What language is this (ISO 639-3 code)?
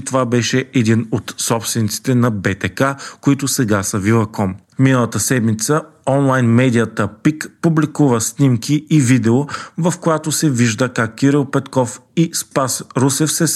bul